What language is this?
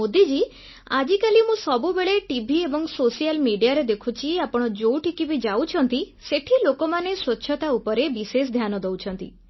Odia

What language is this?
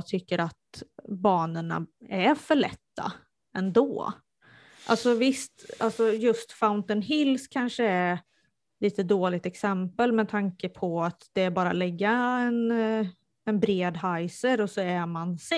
Swedish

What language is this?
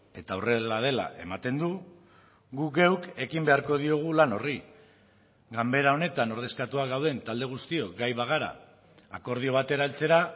Basque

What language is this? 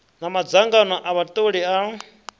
Venda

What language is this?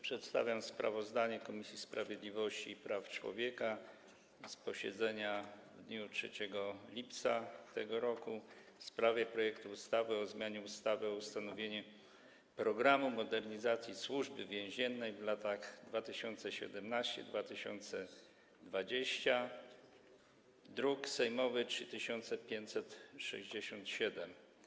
Polish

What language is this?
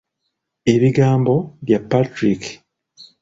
Ganda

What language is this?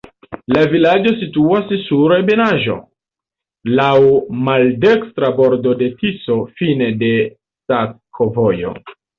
Esperanto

